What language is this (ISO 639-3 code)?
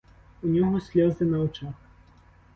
ukr